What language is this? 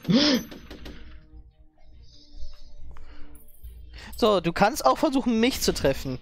German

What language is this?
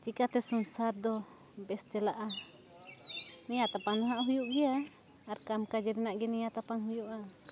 Santali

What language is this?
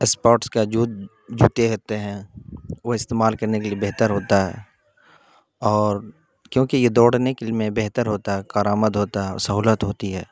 Urdu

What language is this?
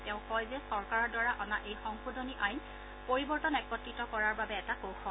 Assamese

